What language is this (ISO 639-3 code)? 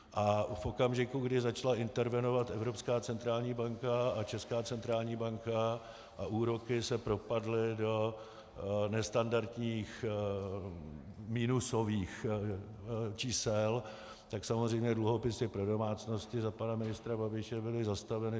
ces